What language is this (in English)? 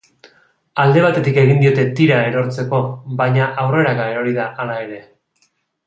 Basque